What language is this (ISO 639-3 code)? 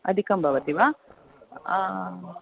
san